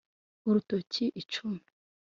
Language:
Kinyarwanda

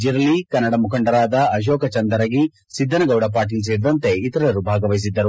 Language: Kannada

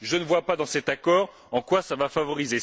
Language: French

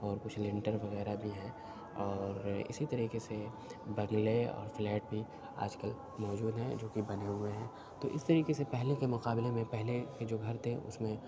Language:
Urdu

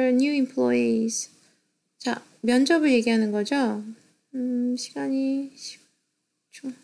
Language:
Korean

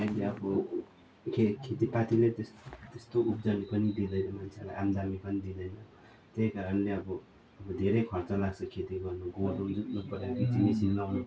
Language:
Nepali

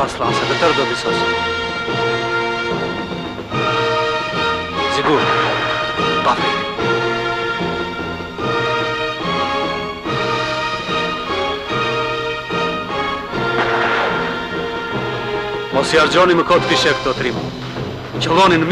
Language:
Romanian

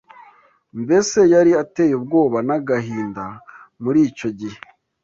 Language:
Kinyarwanda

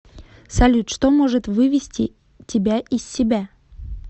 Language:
Russian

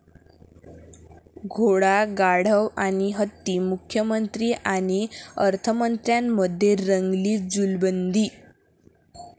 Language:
Marathi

